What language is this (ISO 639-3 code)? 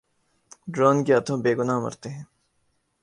urd